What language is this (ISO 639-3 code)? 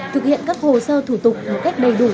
vie